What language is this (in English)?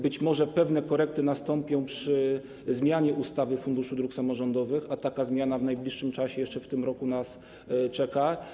Polish